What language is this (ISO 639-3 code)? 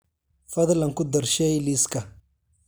som